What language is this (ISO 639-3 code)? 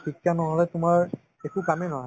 asm